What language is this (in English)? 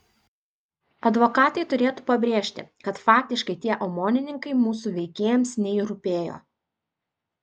Lithuanian